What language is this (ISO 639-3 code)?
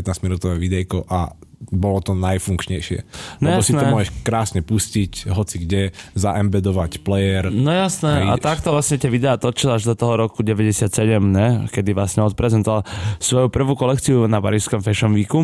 slk